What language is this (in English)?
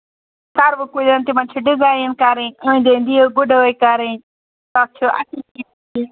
Kashmiri